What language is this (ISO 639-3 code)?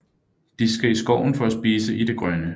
dan